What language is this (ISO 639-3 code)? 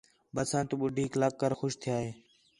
xhe